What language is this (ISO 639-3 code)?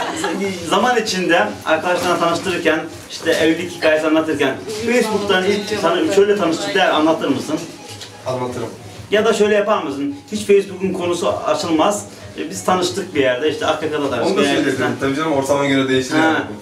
tur